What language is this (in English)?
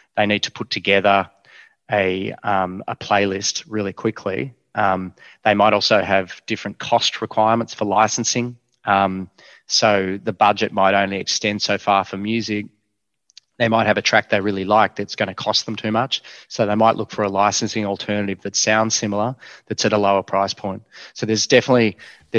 English